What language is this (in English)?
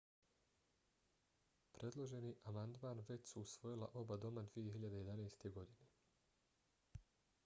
Bosnian